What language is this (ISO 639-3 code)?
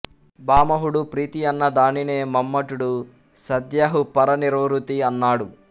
tel